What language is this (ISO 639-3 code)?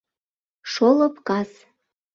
chm